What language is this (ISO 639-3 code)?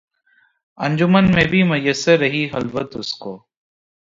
urd